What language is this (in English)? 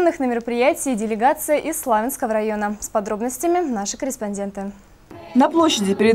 Russian